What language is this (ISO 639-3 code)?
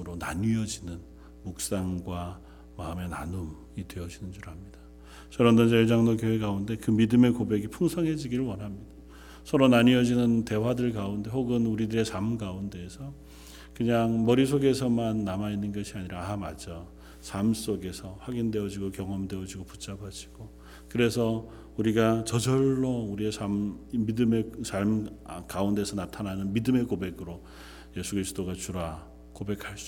kor